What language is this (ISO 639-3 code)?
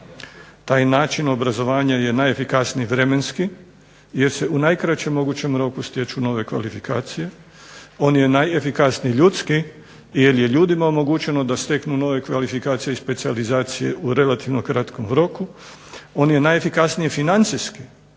hrv